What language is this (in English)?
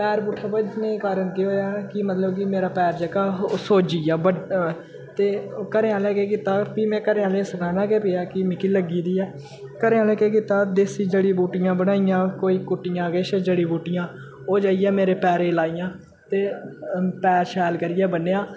Dogri